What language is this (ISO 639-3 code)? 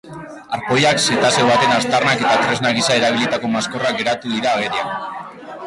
eus